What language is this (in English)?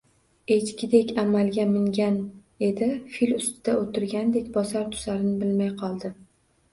Uzbek